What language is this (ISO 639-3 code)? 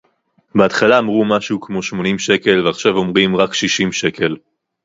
heb